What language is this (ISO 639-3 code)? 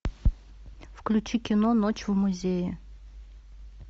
rus